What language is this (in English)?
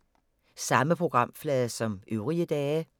Danish